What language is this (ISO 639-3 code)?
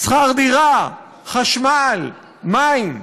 heb